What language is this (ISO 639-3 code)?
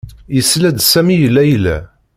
kab